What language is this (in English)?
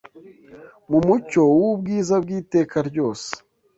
Kinyarwanda